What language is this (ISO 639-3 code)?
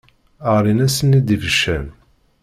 kab